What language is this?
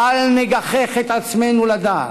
Hebrew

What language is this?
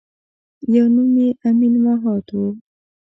Pashto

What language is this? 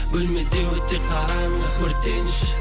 Kazakh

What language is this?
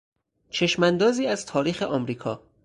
Persian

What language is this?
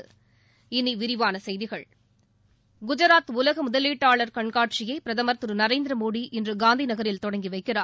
Tamil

